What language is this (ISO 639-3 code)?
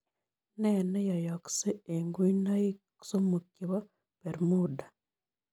kln